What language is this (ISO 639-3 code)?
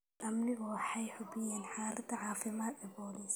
som